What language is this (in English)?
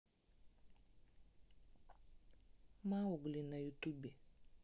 Russian